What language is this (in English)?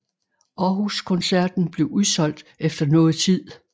Danish